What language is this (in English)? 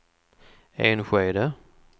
Swedish